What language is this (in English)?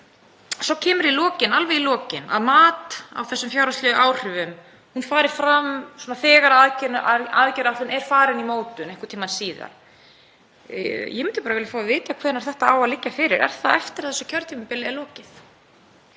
Icelandic